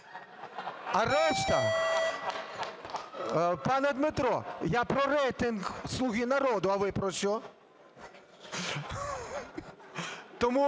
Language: Ukrainian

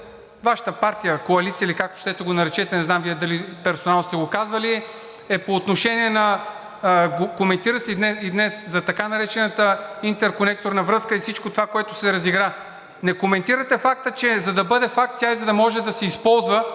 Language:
Bulgarian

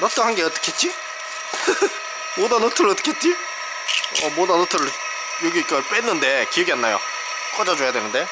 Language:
Korean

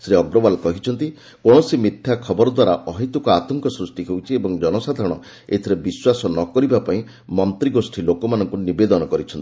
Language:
Odia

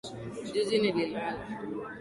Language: Swahili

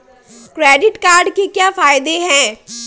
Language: Hindi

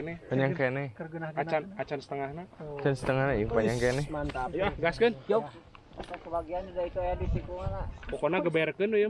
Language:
Indonesian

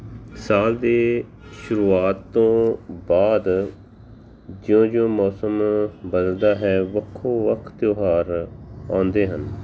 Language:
Punjabi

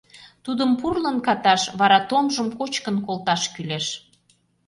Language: Mari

